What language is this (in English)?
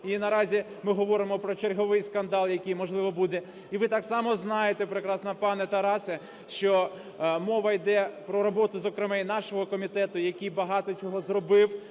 Ukrainian